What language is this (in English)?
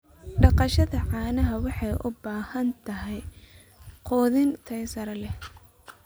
Somali